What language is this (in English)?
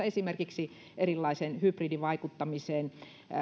Finnish